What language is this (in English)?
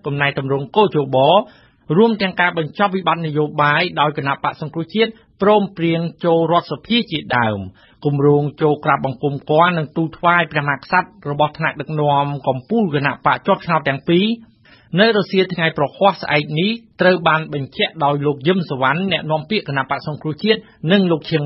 Thai